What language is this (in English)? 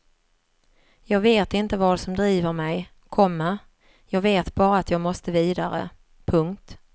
Swedish